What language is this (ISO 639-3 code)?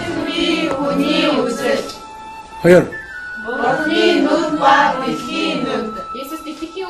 kor